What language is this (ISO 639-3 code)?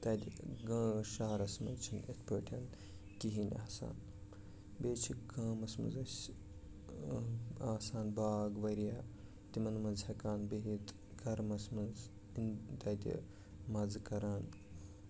kas